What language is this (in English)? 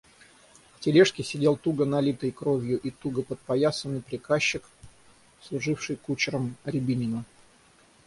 Russian